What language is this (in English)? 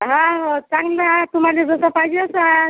Marathi